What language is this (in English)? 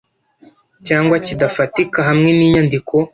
Kinyarwanda